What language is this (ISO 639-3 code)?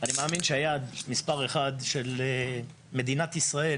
heb